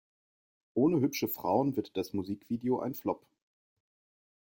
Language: German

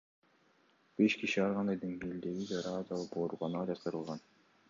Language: Kyrgyz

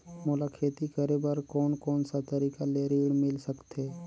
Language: Chhattisgarhi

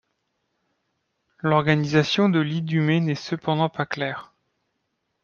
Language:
French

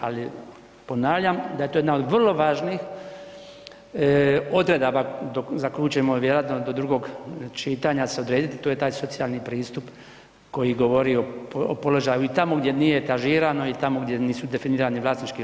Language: Croatian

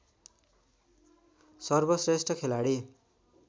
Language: Nepali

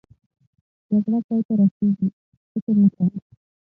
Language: Pashto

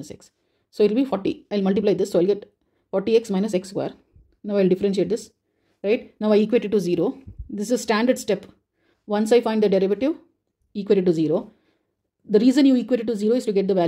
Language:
English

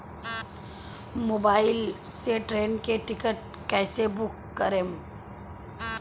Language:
Bhojpuri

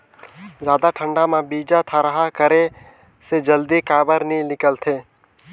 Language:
Chhattisgarhi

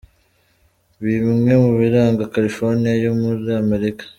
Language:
Kinyarwanda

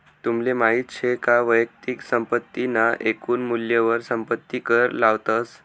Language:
Marathi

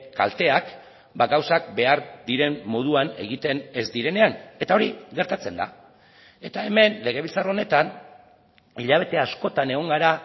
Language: Basque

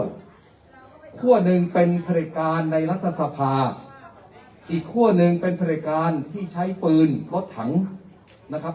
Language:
Thai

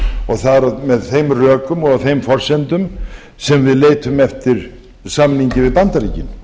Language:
Icelandic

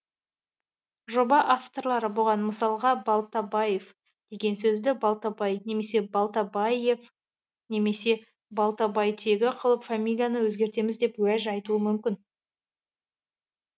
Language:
Kazakh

